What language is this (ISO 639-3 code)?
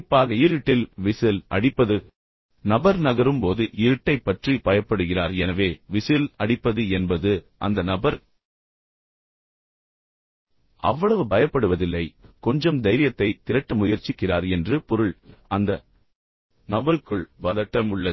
tam